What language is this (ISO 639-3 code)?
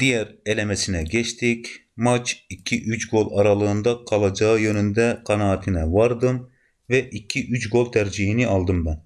tur